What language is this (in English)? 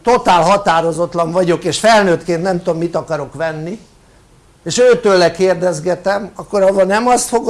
Hungarian